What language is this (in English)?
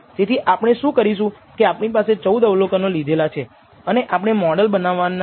Gujarati